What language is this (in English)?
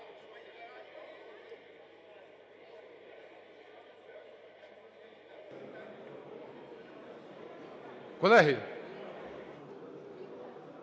Ukrainian